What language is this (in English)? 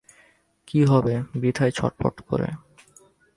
Bangla